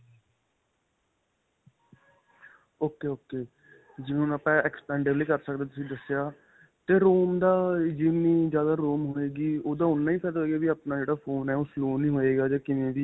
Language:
Punjabi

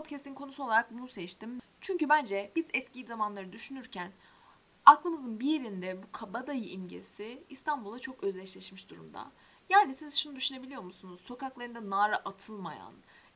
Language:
Turkish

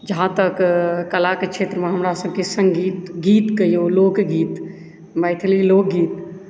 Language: Maithili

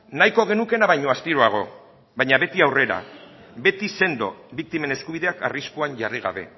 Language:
Basque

